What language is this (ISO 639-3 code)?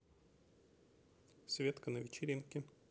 rus